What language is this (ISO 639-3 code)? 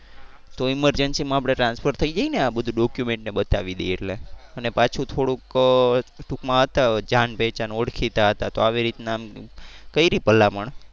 guj